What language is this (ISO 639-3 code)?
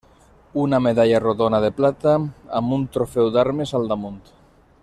cat